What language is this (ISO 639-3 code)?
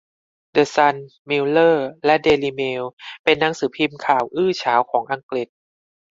tha